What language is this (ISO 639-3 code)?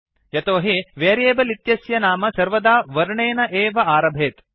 san